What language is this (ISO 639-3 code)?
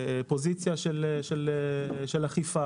heb